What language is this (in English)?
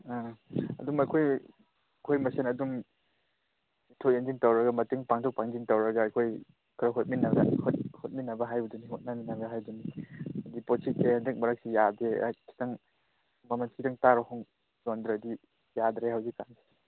Manipuri